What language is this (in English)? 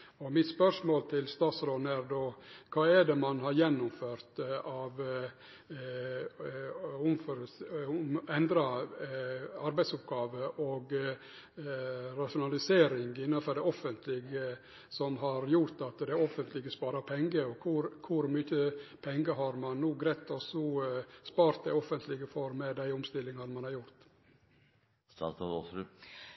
Norwegian Nynorsk